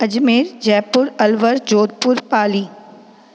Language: Sindhi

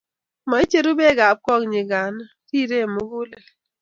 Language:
Kalenjin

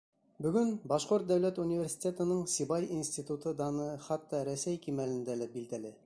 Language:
Bashkir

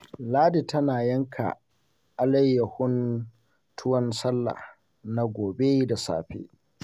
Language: Hausa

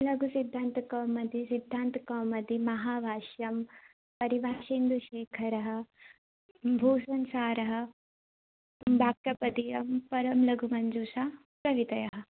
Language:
Sanskrit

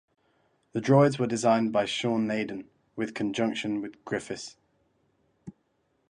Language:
English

